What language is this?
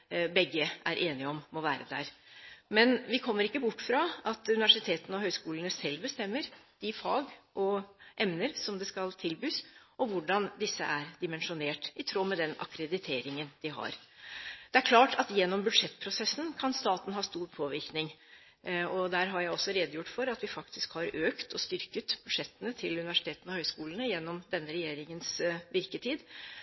Norwegian Bokmål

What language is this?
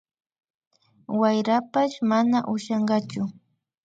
Imbabura Highland Quichua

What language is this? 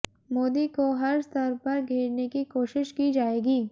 Hindi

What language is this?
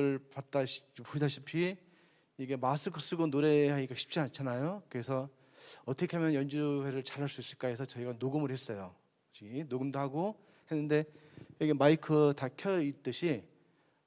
Korean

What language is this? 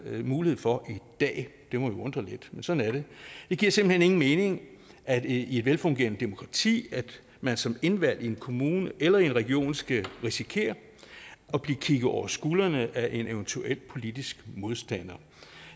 Danish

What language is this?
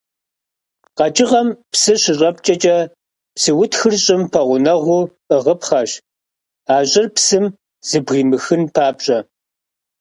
Kabardian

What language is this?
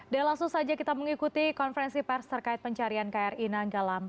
Indonesian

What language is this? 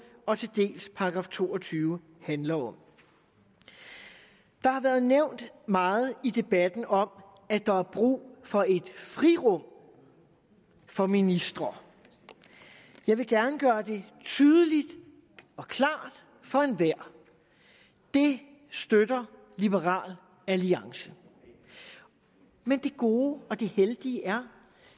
Danish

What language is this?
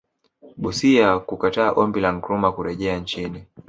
Swahili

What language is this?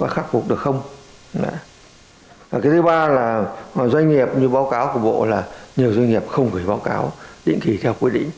Vietnamese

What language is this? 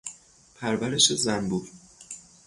Persian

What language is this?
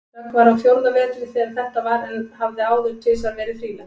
Icelandic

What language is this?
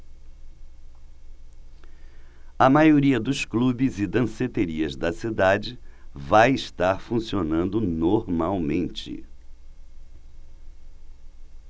Portuguese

